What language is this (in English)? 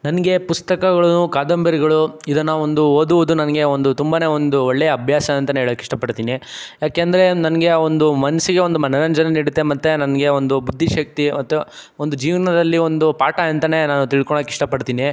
Kannada